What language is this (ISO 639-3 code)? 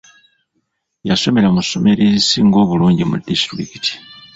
lug